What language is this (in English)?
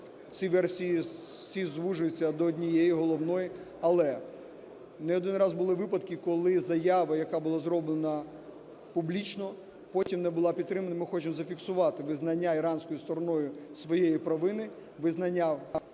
Ukrainian